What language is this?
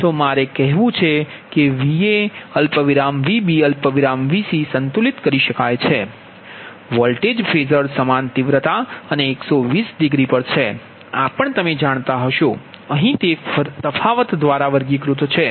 Gujarati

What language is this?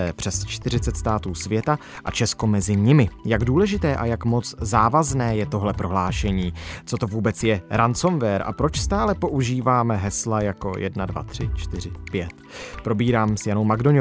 Czech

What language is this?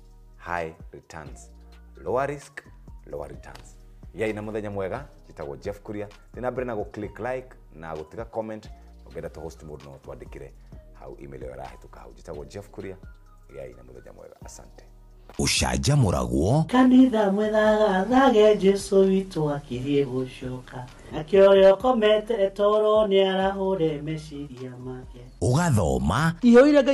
Swahili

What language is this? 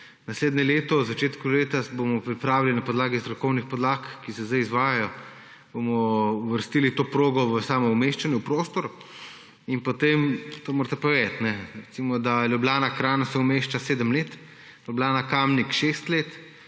Slovenian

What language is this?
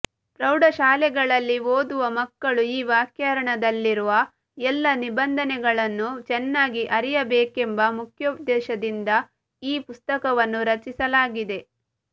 Kannada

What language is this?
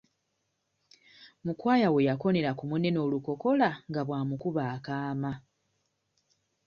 Ganda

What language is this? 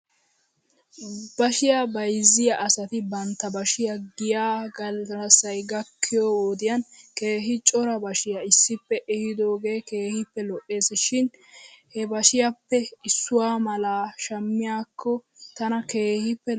Wolaytta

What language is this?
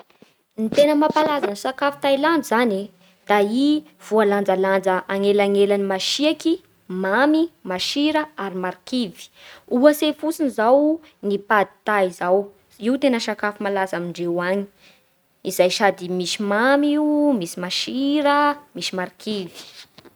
Bara Malagasy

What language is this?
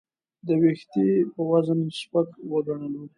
Pashto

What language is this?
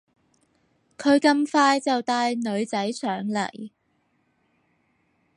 Cantonese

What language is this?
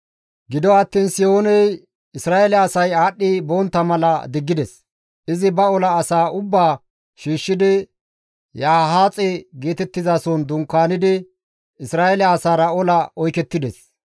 Gamo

